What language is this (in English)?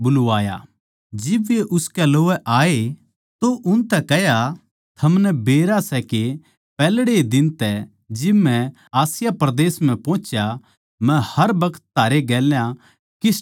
Haryanvi